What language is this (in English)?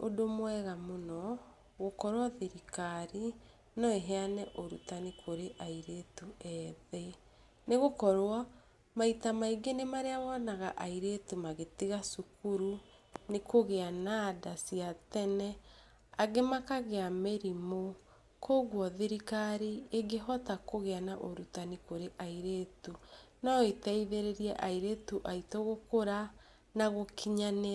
Kikuyu